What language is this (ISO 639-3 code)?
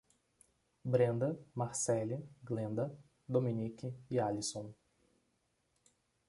por